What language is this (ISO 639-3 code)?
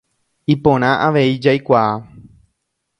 grn